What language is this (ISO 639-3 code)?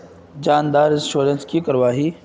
mag